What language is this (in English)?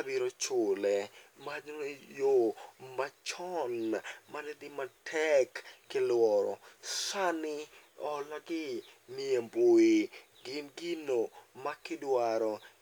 Luo (Kenya and Tanzania)